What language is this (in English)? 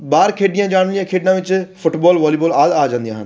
Punjabi